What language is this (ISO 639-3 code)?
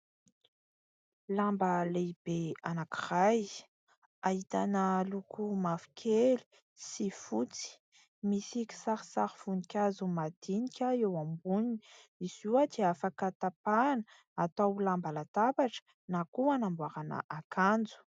mlg